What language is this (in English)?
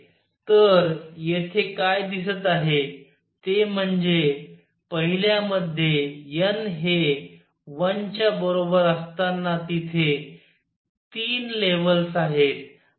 Marathi